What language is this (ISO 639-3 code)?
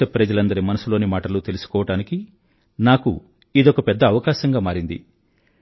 tel